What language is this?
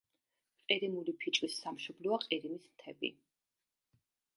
Georgian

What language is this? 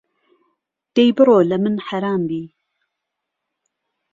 Central Kurdish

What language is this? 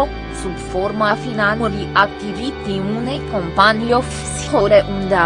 Romanian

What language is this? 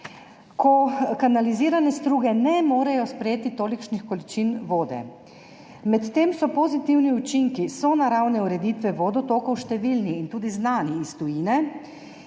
Slovenian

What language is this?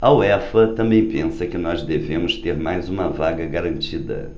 Portuguese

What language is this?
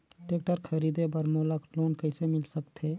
Chhattisgarhi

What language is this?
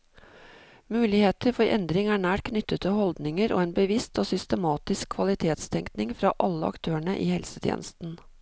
Norwegian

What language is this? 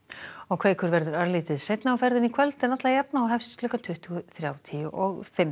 Icelandic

